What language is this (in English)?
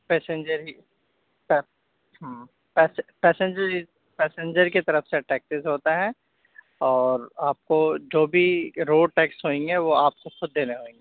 Urdu